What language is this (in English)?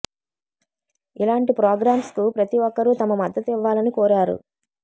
Telugu